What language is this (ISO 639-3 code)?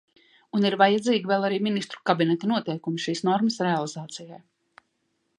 lav